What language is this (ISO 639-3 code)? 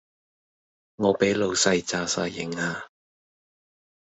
yue